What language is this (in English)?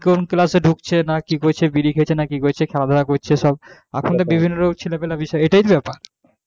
Bangla